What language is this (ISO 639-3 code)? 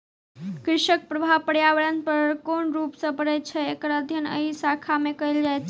mai